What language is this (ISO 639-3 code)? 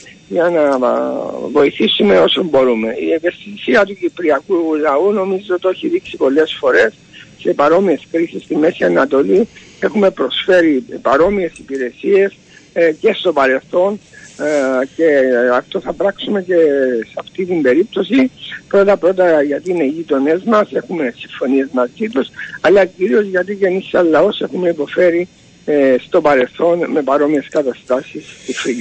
ell